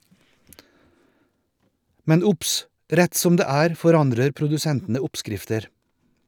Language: Norwegian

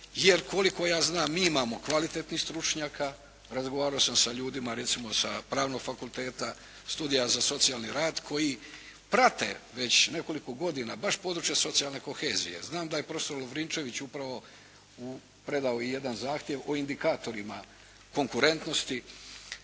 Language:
Croatian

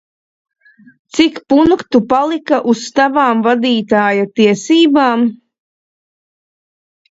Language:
Latvian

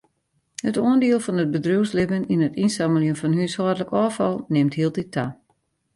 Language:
Western Frisian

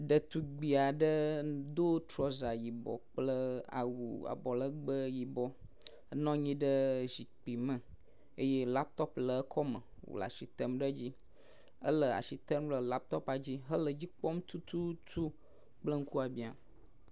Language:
Ewe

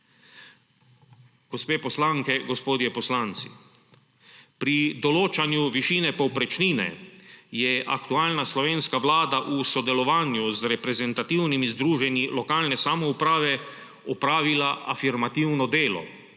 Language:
Slovenian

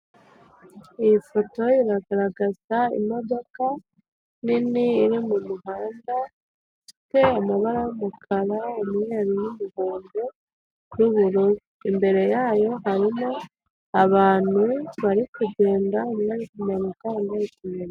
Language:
Kinyarwanda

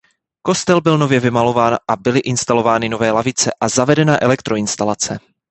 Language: Czech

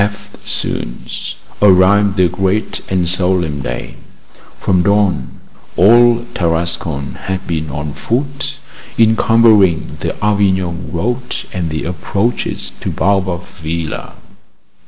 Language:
English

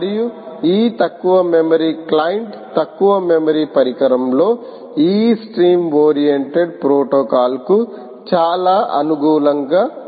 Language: Telugu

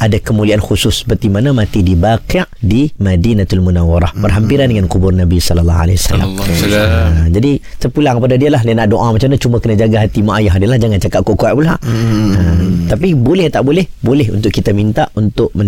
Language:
Malay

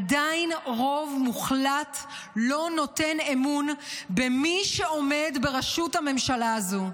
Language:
Hebrew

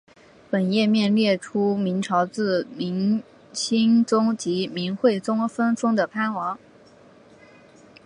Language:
Chinese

